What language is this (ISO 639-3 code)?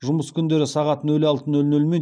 kaz